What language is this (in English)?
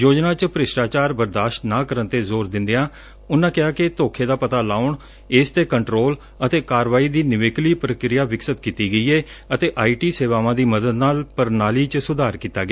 Punjabi